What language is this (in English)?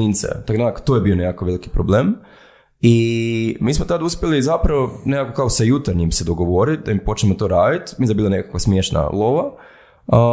Croatian